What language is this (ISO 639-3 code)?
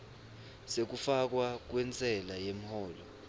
ssw